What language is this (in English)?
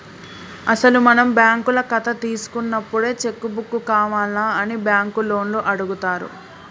Telugu